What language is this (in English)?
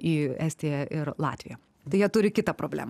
Lithuanian